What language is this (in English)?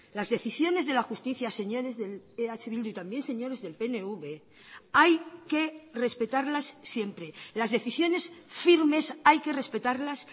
Spanish